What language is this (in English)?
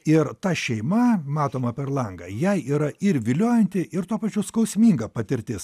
Lithuanian